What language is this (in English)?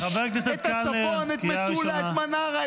Hebrew